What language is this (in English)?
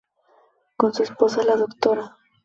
Spanish